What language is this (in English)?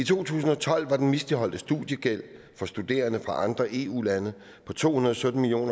Danish